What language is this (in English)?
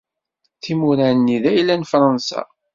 Kabyle